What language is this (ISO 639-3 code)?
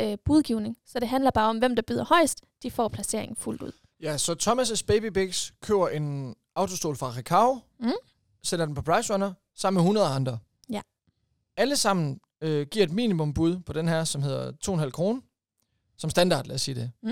dan